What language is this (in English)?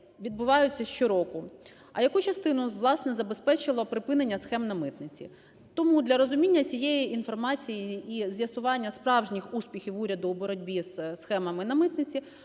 Ukrainian